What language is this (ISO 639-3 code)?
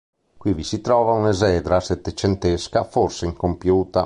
ita